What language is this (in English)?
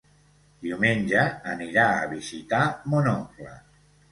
Catalan